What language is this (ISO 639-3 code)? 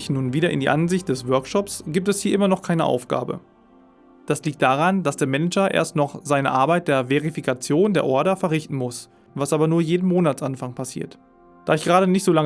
deu